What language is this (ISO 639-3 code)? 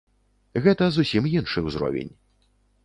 bel